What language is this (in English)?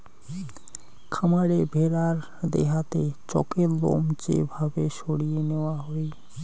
Bangla